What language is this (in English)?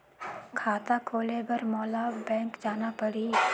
Chhattisgarhi